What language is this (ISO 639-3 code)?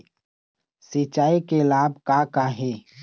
hne